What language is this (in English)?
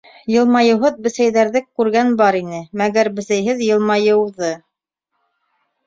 Bashkir